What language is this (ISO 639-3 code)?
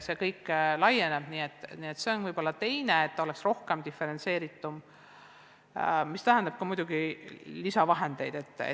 est